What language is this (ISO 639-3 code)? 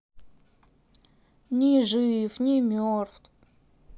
rus